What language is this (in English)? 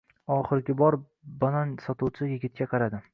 Uzbek